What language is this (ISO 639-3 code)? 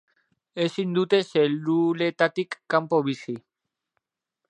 eus